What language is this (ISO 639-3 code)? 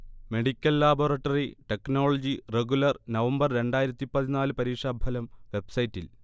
mal